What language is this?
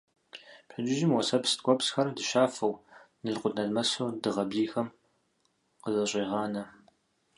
Kabardian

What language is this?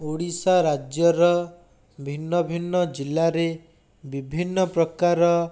Odia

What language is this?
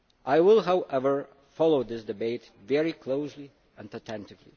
English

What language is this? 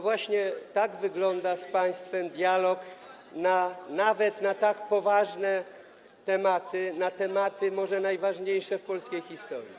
Polish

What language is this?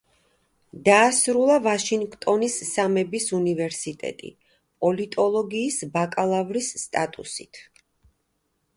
Georgian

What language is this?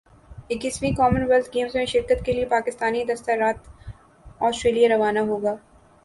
Urdu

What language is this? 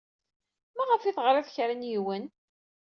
Kabyle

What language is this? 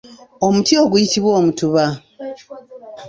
Ganda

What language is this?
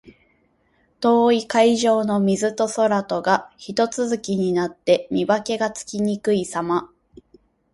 Japanese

